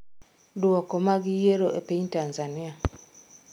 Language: Luo (Kenya and Tanzania)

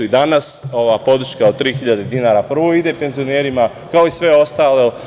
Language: Serbian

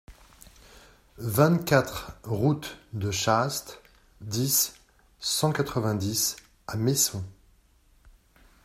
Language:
French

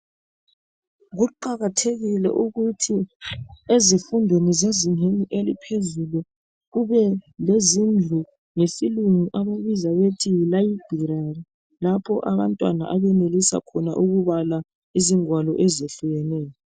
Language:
North Ndebele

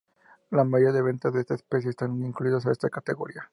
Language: Spanish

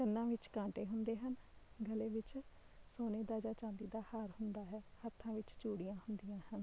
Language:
Punjabi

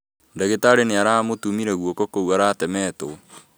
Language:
Kikuyu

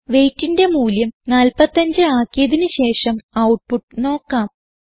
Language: Malayalam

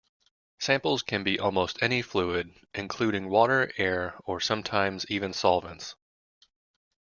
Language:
English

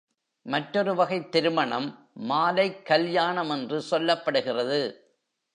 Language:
Tamil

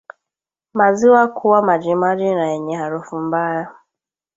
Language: Swahili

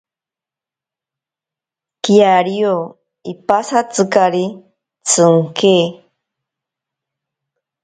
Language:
Ashéninka Perené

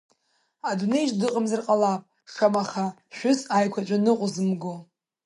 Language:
Abkhazian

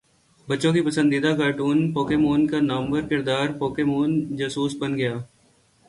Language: Urdu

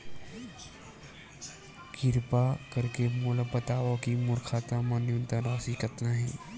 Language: Chhattisgarhi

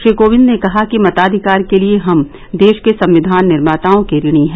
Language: Hindi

